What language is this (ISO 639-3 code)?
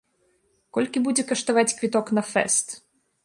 bel